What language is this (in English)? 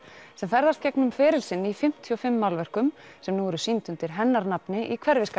Icelandic